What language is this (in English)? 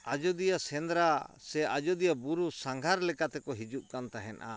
Santali